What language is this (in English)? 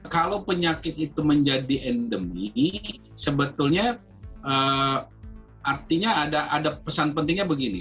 Indonesian